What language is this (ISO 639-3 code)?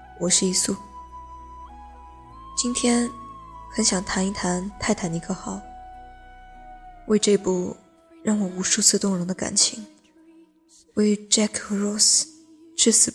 zho